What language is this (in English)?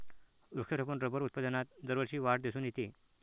Marathi